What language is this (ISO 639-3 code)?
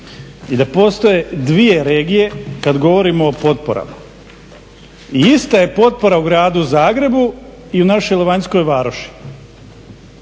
hrv